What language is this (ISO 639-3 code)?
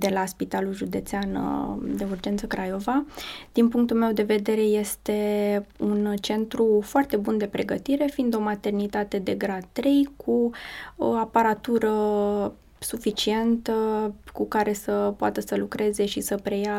ron